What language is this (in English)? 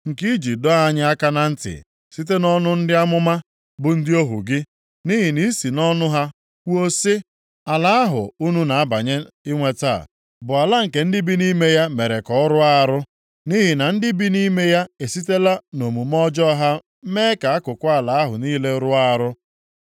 Igbo